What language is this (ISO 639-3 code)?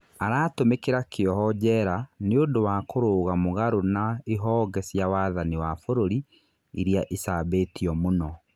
kik